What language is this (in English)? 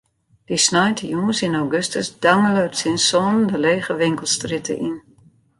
Western Frisian